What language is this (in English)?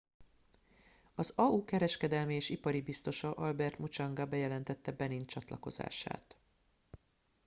Hungarian